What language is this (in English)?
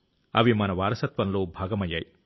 Telugu